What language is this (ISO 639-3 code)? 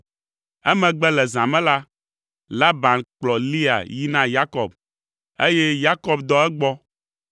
ewe